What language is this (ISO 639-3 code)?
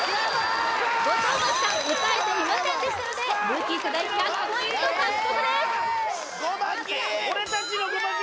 jpn